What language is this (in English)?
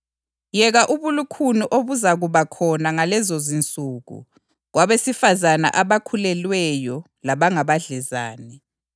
North Ndebele